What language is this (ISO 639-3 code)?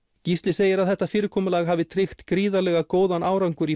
isl